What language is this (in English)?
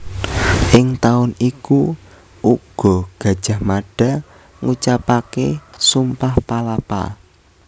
Javanese